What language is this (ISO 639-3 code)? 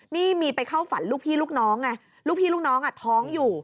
tha